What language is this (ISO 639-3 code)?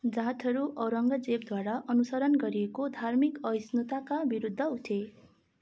nep